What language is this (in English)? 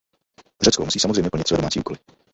Czech